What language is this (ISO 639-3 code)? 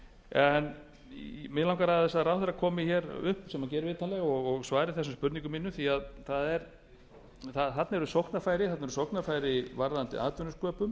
isl